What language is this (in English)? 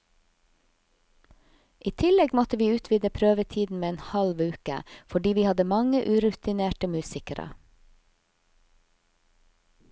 Norwegian